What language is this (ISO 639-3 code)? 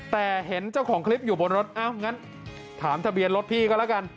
tha